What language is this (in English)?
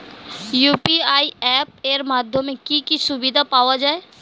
Bangla